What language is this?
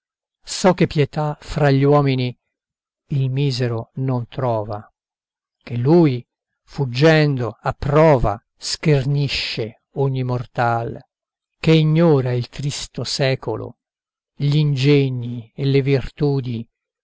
Italian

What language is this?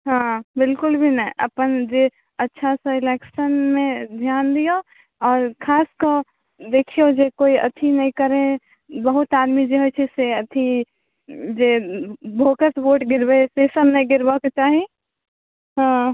Maithili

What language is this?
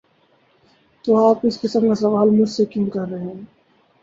Urdu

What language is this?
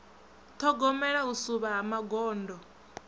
Venda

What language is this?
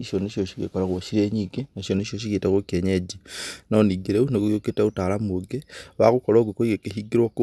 Kikuyu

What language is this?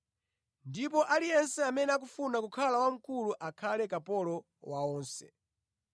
Nyanja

